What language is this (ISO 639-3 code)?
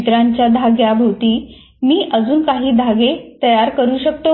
mar